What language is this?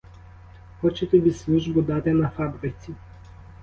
Ukrainian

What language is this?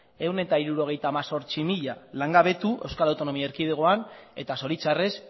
Basque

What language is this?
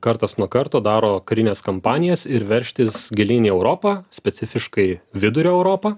Lithuanian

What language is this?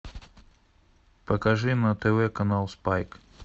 Russian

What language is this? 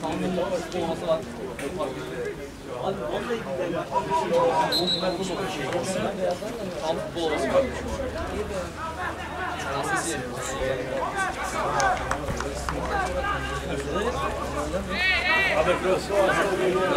Turkish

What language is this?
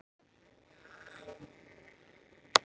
Icelandic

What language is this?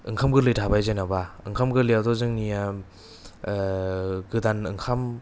Bodo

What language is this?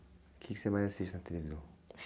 Portuguese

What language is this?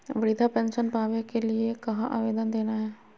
Magahi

